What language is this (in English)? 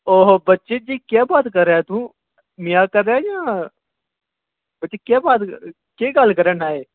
Dogri